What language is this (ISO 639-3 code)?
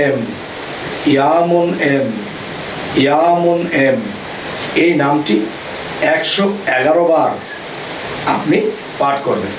ben